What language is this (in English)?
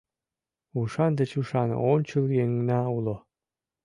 Mari